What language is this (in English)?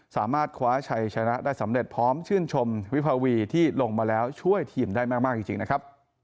Thai